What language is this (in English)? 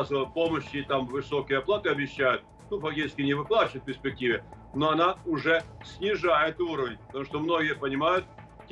Russian